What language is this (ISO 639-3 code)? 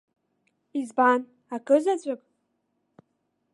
abk